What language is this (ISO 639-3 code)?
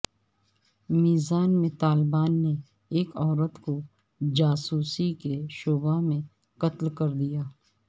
urd